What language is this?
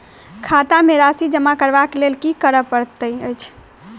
Maithili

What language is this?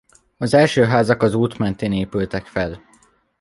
Hungarian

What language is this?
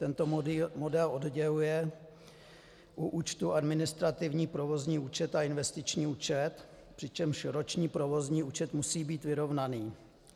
Czech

